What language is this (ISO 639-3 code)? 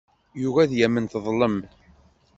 kab